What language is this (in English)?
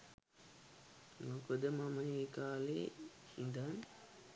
Sinhala